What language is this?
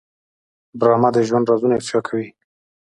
Pashto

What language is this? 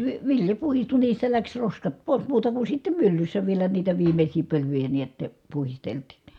Finnish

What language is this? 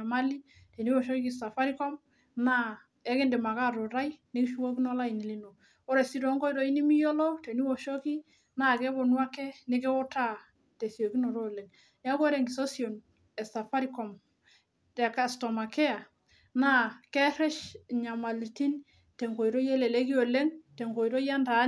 Masai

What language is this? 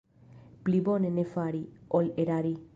Esperanto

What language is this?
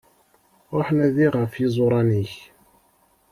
Kabyle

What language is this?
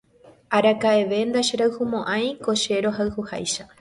Guarani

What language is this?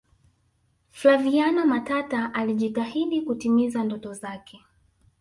Swahili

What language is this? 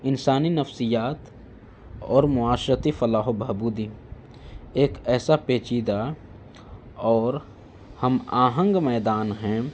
Urdu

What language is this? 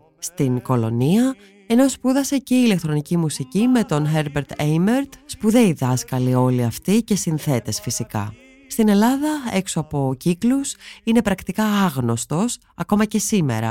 Greek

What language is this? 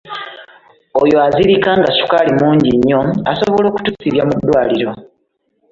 Ganda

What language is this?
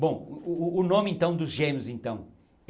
Portuguese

